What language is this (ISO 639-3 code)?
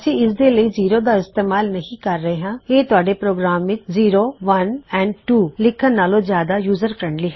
pan